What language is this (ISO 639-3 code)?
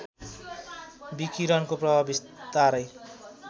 nep